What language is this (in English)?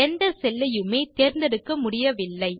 Tamil